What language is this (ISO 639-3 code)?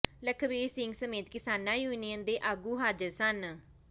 pan